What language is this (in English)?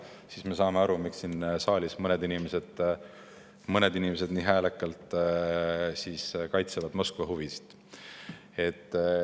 Estonian